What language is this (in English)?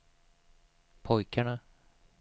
Swedish